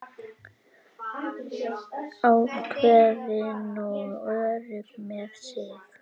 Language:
Icelandic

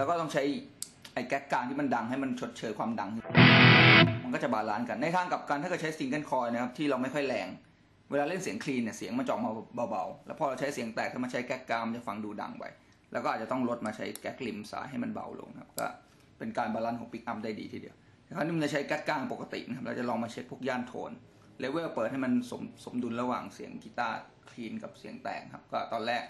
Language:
Thai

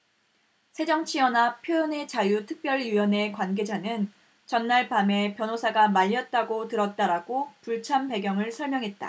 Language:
Korean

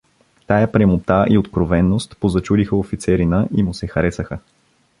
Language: Bulgarian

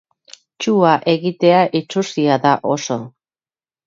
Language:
Basque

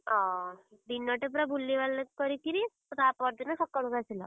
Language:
Odia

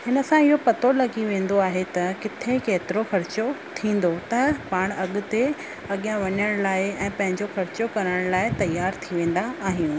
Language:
Sindhi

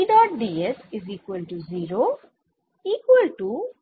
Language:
Bangla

